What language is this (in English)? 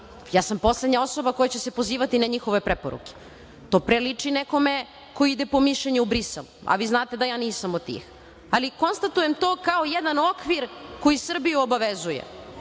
Serbian